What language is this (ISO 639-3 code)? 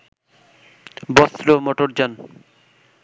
ben